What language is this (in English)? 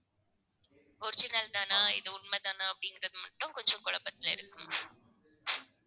Tamil